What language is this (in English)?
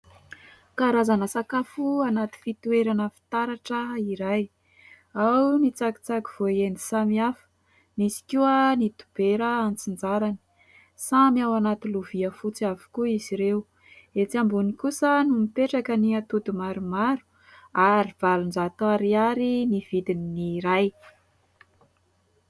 Malagasy